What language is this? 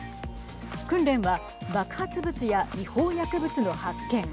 Japanese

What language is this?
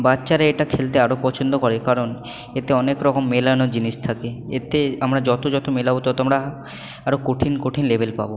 Bangla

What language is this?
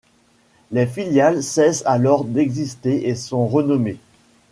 French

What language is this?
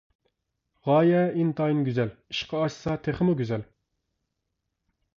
Uyghur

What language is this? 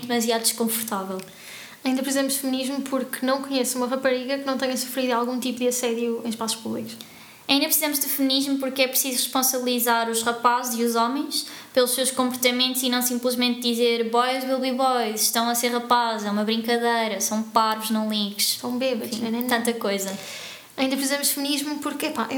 Portuguese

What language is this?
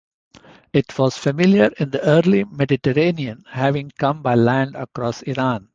English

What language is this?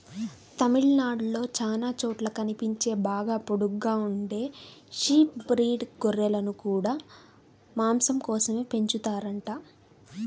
Telugu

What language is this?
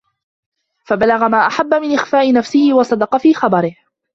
Arabic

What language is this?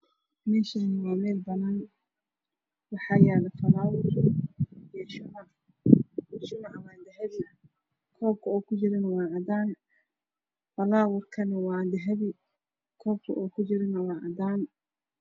Somali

